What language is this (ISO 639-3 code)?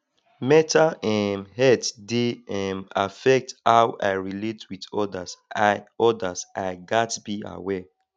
pcm